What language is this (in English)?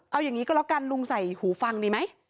Thai